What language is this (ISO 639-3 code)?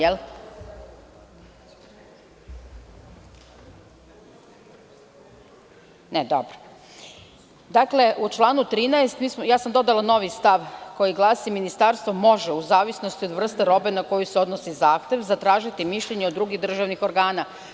srp